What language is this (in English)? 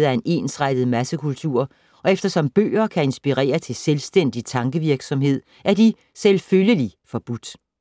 Danish